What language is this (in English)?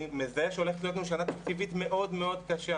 Hebrew